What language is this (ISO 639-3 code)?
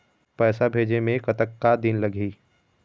hne